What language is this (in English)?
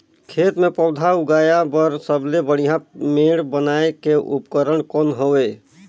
Chhattisgarhi